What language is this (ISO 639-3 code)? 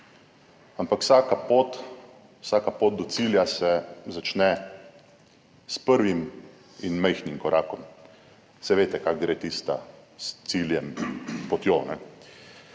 slv